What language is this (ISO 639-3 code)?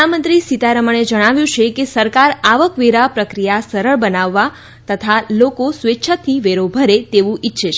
guj